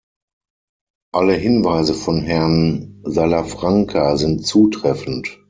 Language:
German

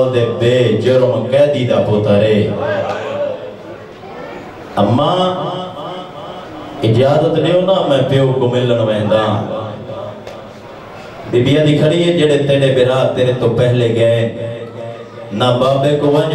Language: Arabic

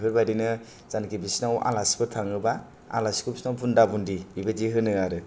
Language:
Bodo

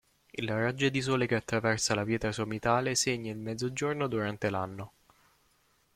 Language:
Italian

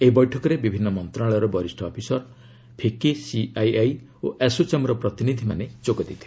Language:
Odia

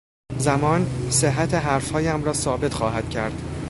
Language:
Persian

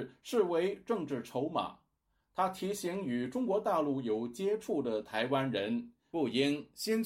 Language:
Chinese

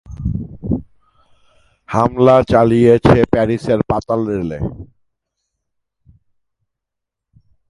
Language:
Bangla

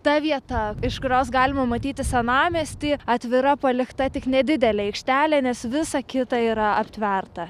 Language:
Lithuanian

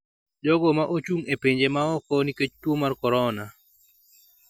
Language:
Luo (Kenya and Tanzania)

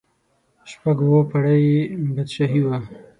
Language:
Pashto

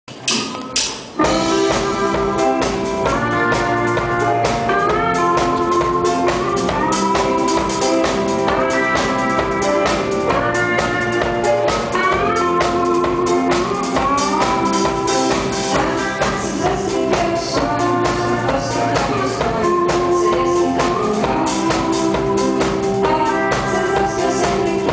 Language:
Czech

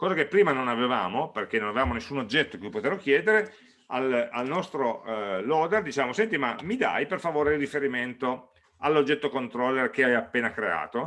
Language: Italian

